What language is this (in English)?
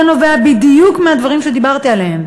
Hebrew